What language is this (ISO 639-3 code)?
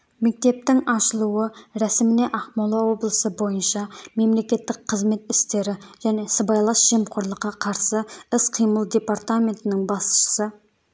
kaz